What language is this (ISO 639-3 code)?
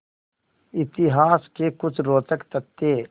hin